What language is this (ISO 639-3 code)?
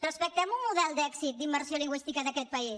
cat